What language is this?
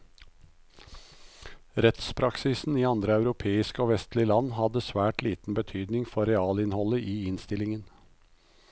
Norwegian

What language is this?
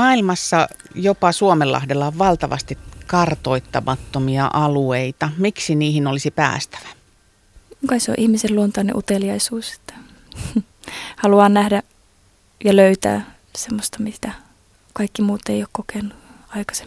Finnish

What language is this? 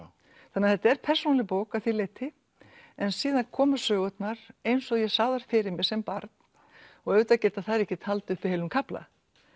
Icelandic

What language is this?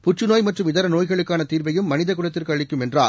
Tamil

